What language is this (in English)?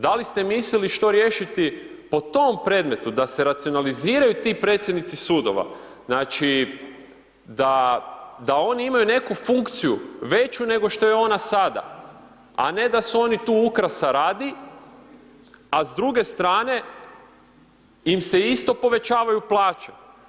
Croatian